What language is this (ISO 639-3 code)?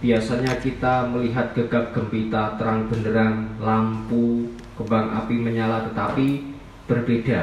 ind